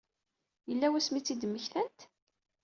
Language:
Kabyle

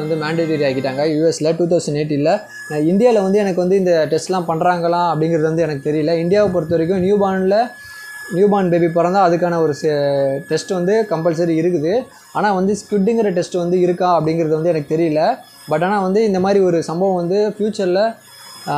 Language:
Thai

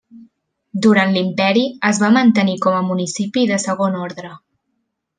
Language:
Catalan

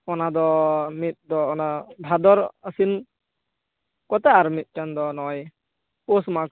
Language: Santali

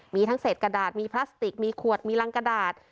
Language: Thai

